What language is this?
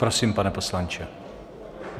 Czech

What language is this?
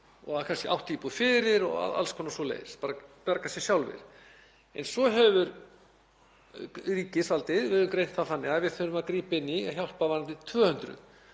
Icelandic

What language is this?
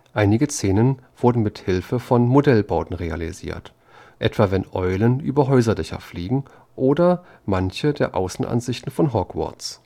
German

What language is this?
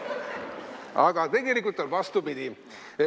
Estonian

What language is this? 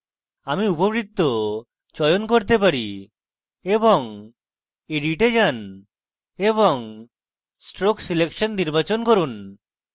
Bangla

